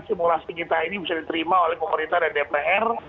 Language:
Indonesian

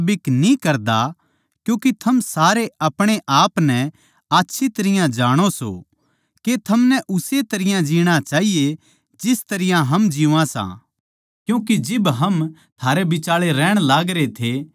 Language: Haryanvi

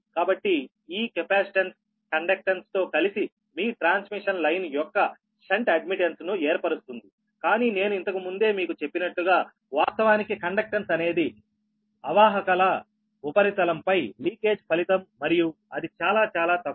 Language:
Telugu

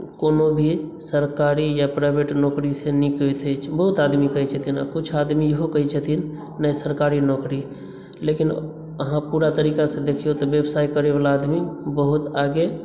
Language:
Maithili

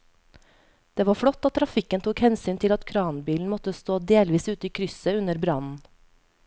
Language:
Norwegian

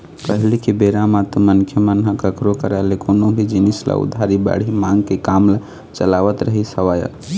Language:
Chhattisgarhi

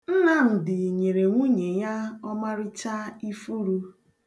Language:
Igbo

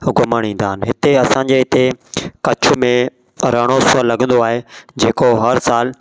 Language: Sindhi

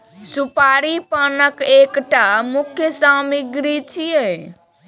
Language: Maithili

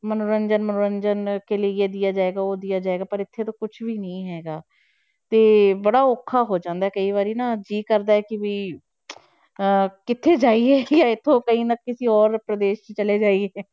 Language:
Punjabi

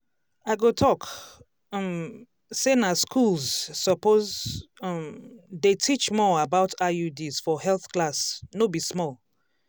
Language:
Nigerian Pidgin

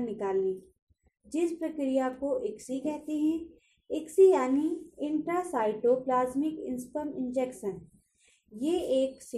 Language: Hindi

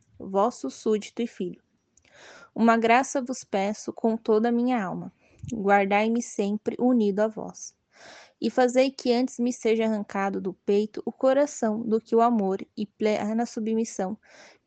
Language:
Portuguese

